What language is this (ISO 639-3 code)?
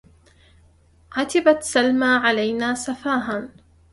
ara